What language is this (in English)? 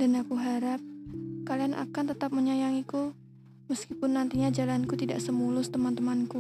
Indonesian